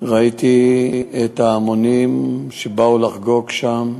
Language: Hebrew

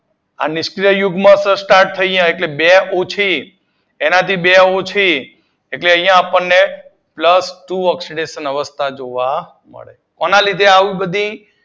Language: Gujarati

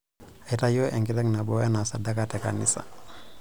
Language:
Masai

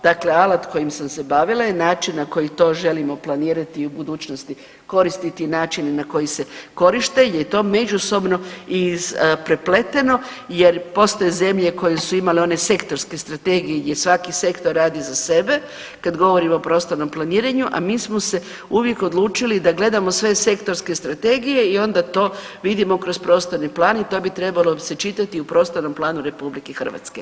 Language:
Croatian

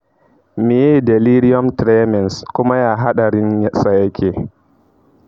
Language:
Hausa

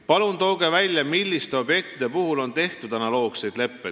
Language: Estonian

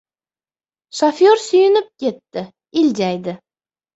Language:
Uzbek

